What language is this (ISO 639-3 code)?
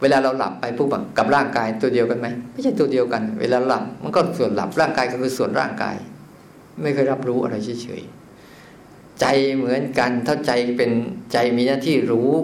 tha